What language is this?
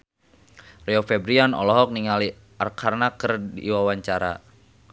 Sundanese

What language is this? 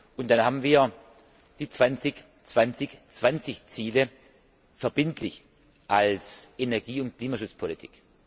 German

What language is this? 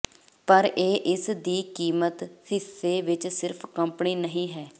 Punjabi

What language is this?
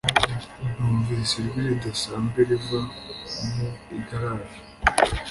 Kinyarwanda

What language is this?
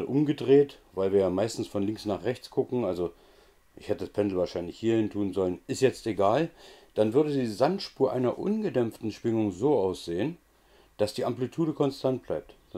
German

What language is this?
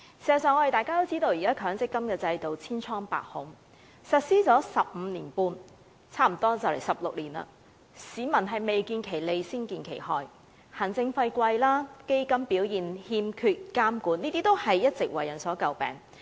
Cantonese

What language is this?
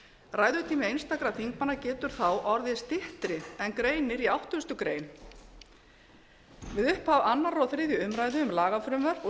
Icelandic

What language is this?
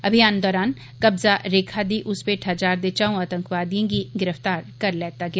Dogri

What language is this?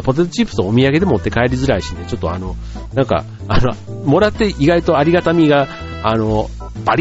Japanese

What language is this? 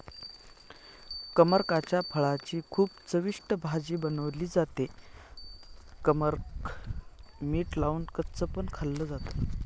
Marathi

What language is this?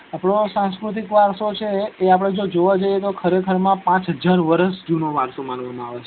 Gujarati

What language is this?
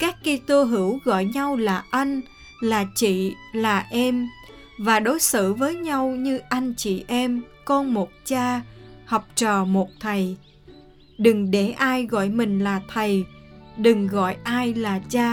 Vietnamese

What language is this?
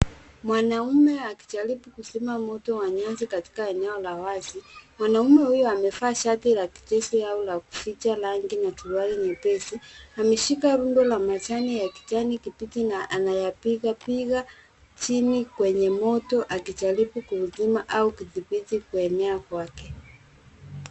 Swahili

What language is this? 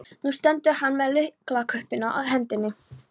Icelandic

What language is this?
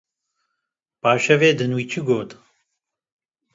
Kurdish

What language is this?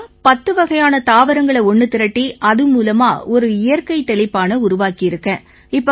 Tamil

